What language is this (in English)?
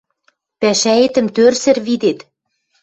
Western Mari